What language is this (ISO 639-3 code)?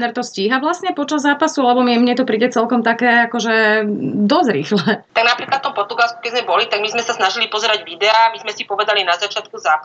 slk